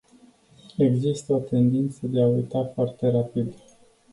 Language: Romanian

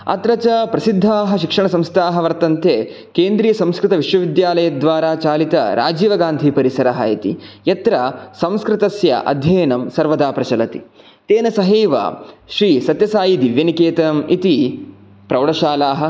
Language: Sanskrit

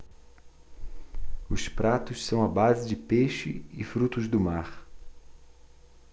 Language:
Portuguese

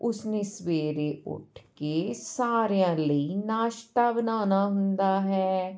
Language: Punjabi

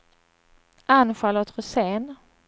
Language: Swedish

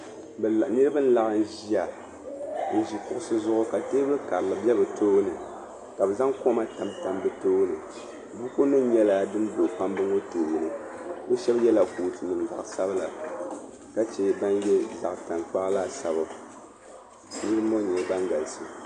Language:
Dagbani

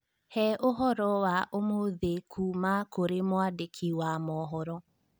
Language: Kikuyu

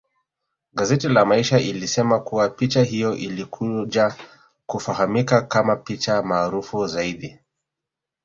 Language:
Swahili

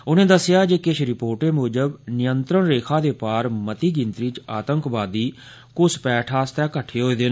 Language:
Dogri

